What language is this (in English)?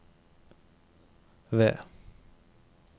Norwegian